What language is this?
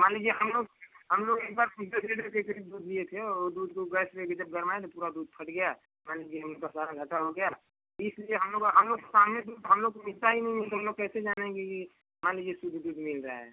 Hindi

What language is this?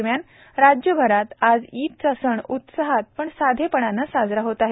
Marathi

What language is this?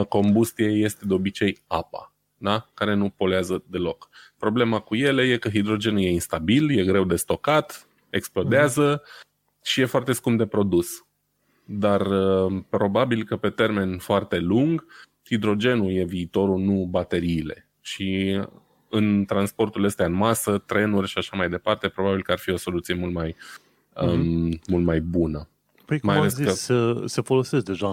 Romanian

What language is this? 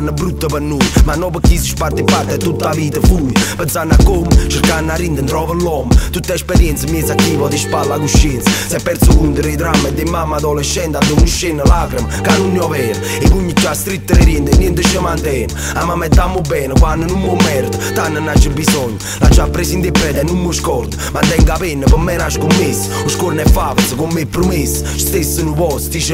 Romanian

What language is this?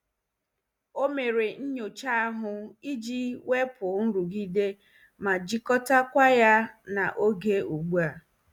Igbo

